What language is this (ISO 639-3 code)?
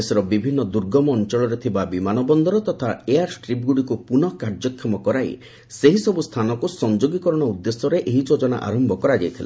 ori